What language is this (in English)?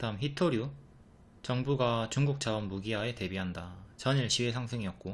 Korean